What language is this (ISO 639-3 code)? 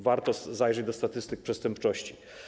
pol